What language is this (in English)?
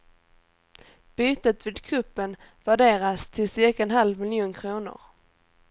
Swedish